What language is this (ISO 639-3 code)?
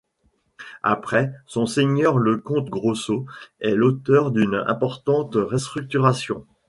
fra